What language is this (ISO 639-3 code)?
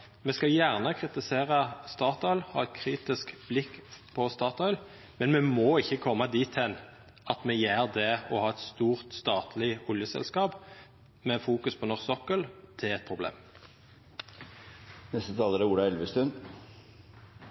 nno